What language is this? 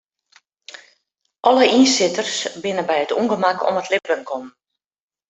Western Frisian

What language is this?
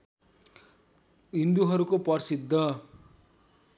Nepali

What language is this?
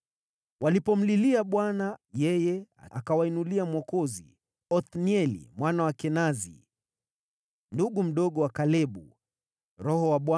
Swahili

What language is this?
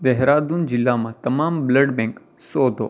Gujarati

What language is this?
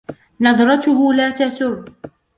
Arabic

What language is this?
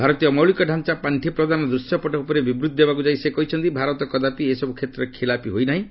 Odia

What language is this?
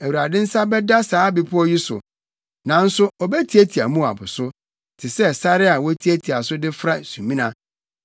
Akan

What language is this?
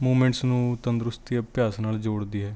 Punjabi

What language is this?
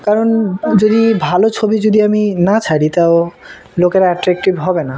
Bangla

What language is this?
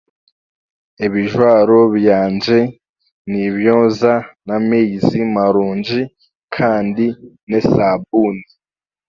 Chiga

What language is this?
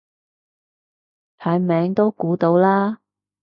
Cantonese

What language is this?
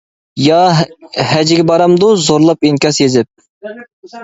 Uyghur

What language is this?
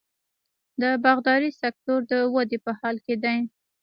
Pashto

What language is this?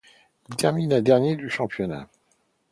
French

